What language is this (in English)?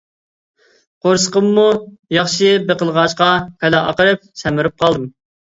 Uyghur